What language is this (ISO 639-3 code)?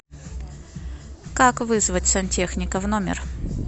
rus